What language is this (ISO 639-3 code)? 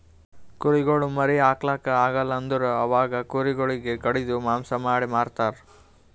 kan